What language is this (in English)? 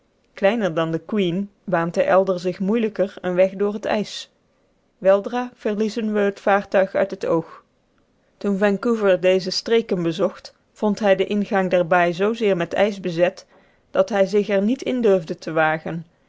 Dutch